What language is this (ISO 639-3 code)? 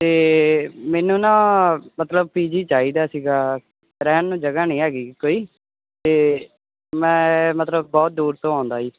pan